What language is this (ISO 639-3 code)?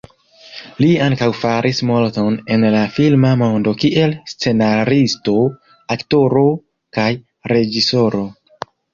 epo